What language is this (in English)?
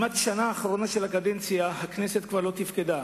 Hebrew